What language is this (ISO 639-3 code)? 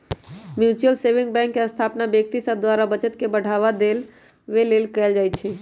mag